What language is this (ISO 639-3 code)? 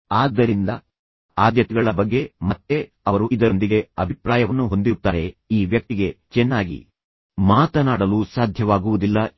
kan